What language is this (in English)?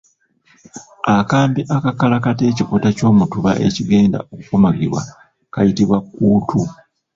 Ganda